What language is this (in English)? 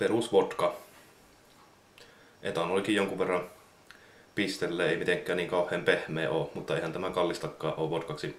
Finnish